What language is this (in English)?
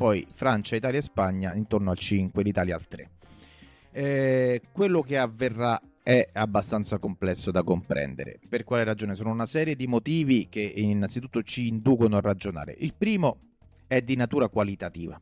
Italian